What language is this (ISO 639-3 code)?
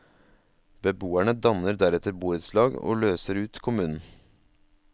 nor